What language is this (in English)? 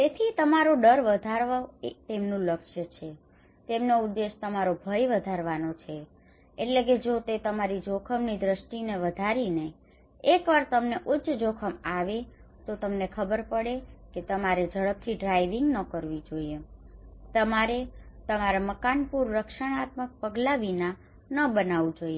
Gujarati